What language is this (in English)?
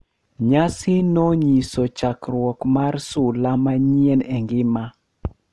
Luo (Kenya and Tanzania)